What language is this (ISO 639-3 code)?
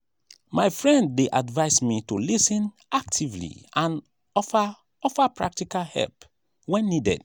pcm